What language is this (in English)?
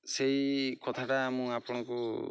Odia